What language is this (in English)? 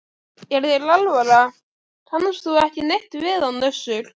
Icelandic